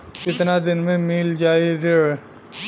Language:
Bhojpuri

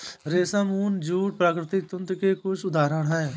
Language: Hindi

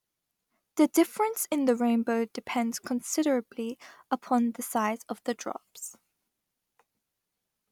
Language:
English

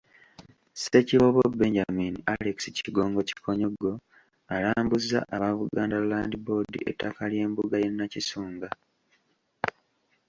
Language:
Ganda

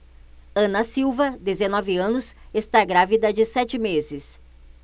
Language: Portuguese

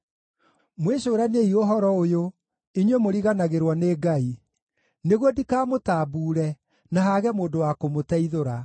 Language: Kikuyu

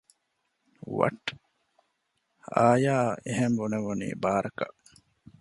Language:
Divehi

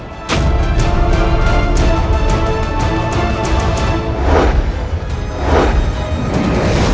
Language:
Indonesian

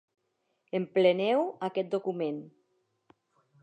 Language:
Catalan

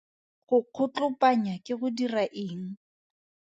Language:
Tswana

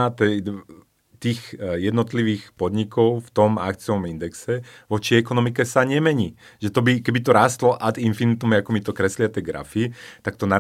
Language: Slovak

